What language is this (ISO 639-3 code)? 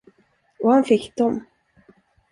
swe